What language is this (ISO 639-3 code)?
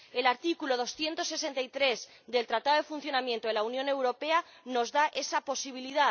spa